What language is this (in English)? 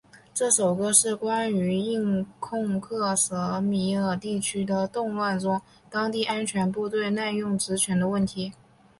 Chinese